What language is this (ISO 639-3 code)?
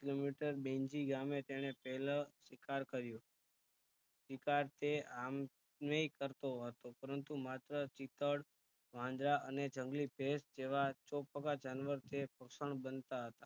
guj